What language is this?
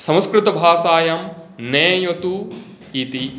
Sanskrit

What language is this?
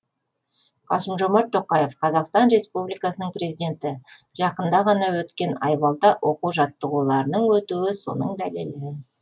Kazakh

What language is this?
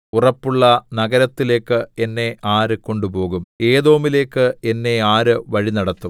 Malayalam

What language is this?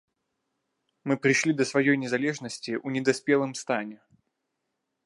Belarusian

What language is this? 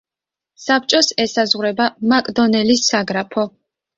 Georgian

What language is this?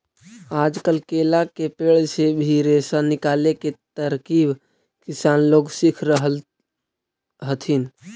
Magahi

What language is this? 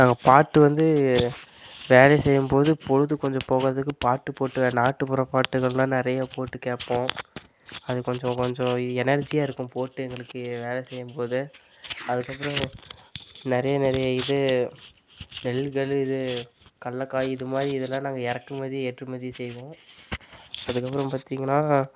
Tamil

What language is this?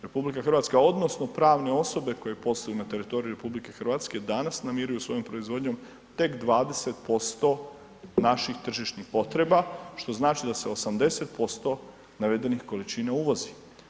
Croatian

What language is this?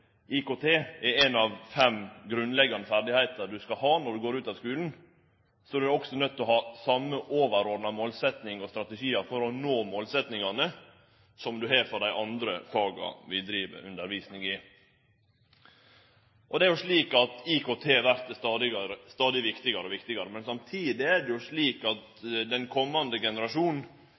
Norwegian Nynorsk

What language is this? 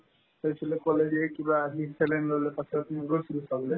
Assamese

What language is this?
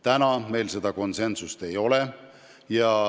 Estonian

